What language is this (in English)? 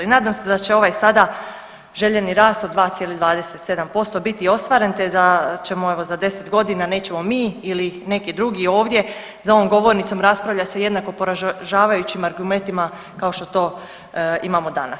Croatian